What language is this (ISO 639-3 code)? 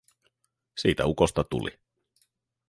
fin